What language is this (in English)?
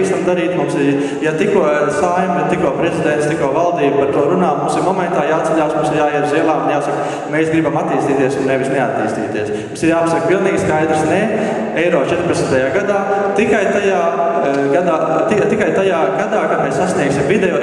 Latvian